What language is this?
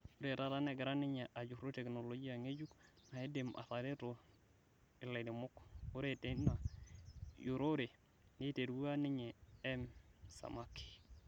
Masai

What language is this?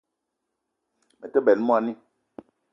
Eton (Cameroon)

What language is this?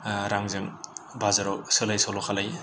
Bodo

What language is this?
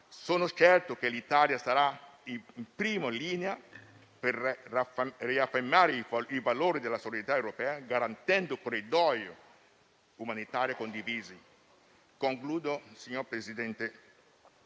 Italian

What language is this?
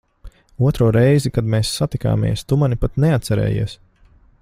Latvian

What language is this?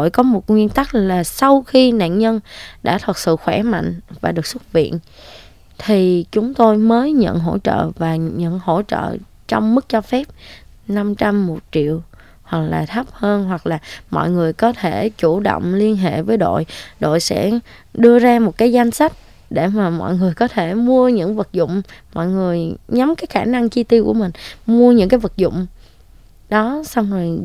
Vietnamese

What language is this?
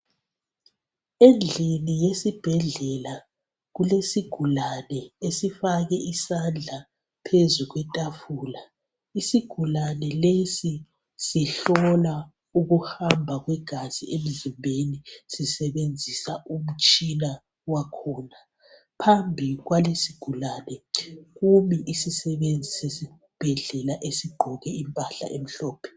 North Ndebele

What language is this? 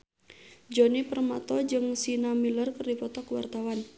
Sundanese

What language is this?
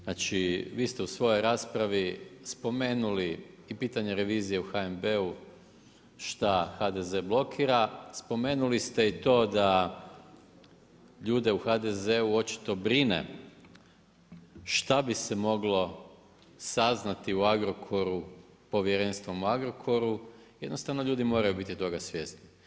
Croatian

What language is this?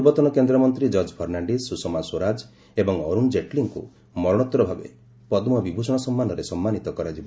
Odia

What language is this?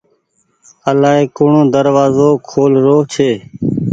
Goaria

